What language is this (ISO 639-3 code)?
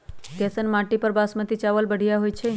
mag